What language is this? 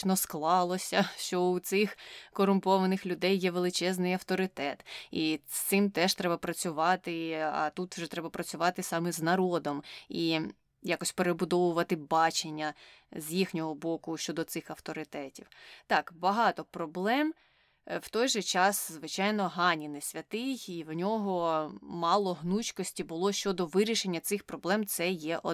Ukrainian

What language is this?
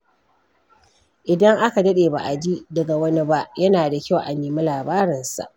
Hausa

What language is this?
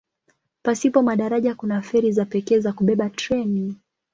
Swahili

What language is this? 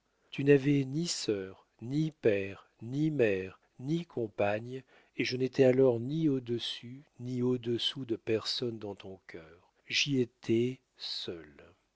French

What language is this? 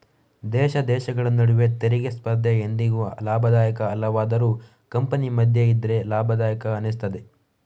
Kannada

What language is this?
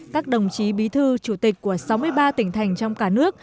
Vietnamese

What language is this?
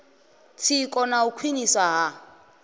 Venda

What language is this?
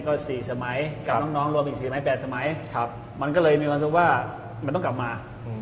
Thai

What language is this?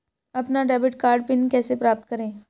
Hindi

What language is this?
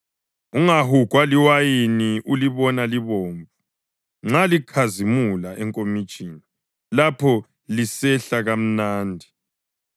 North Ndebele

